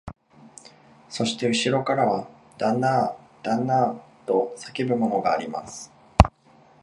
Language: Japanese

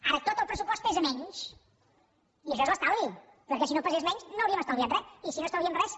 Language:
Catalan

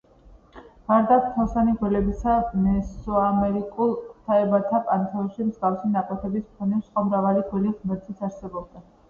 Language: Georgian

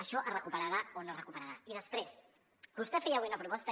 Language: Catalan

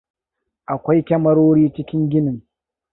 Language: Hausa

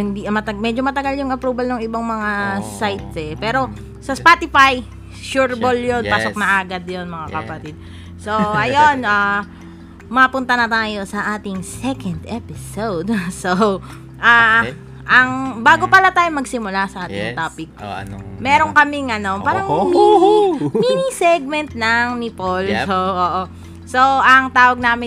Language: Filipino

